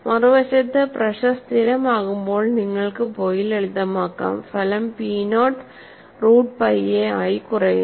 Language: Malayalam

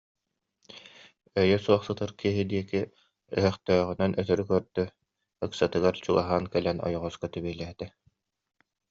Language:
Yakut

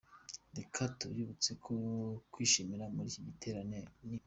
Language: Kinyarwanda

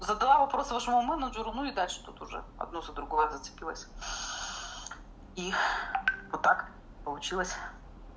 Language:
Russian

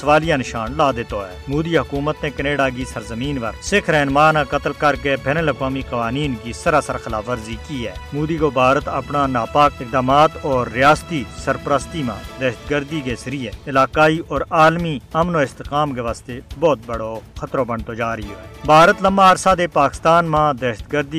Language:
Urdu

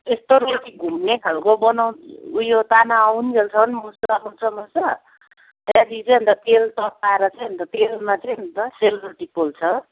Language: Nepali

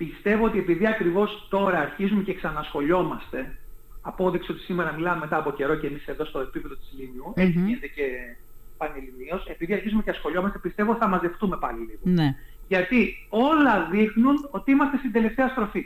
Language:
Greek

